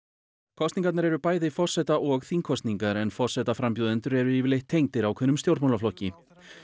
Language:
Icelandic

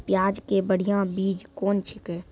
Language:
Maithili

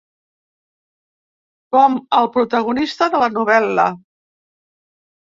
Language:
Catalan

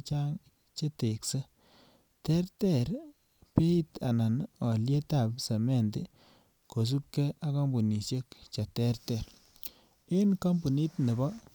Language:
Kalenjin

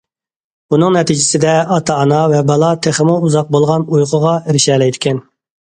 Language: Uyghur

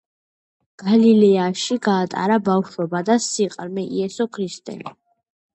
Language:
Georgian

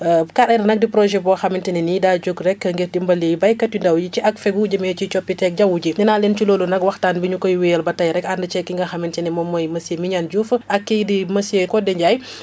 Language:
Wolof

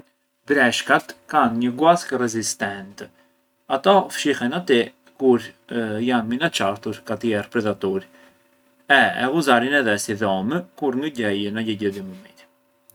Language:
Arbëreshë Albanian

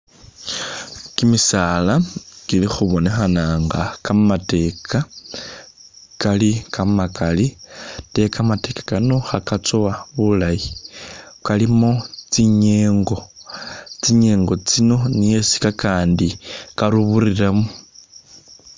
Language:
Masaaba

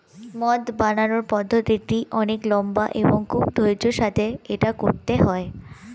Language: Bangla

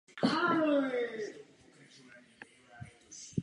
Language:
Czech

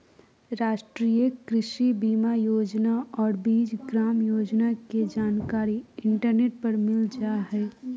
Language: Magahi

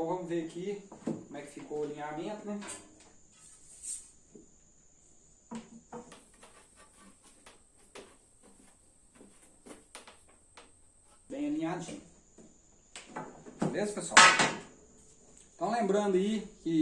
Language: Portuguese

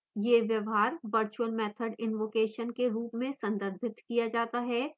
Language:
Hindi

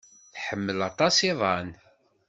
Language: Kabyle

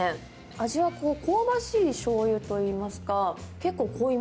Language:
Japanese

